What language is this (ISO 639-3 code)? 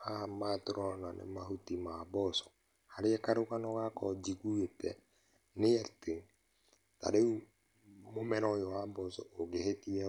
kik